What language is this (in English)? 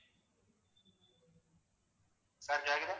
Tamil